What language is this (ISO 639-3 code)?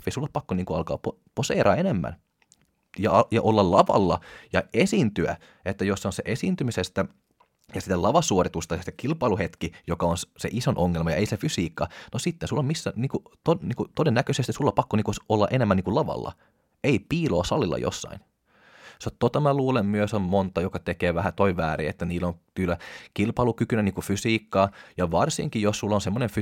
fin